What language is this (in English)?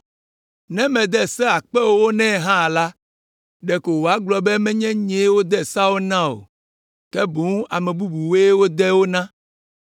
Ewe